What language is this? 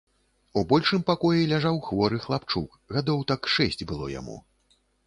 Belarusian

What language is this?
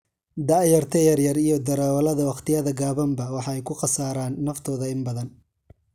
Somali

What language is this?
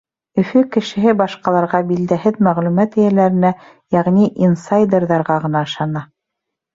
Bashkir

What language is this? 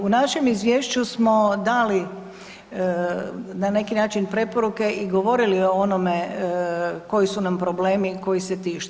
Croatian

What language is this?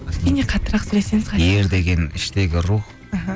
Kazakh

